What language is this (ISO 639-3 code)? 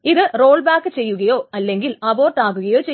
mal